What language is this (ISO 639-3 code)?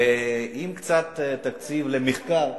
heb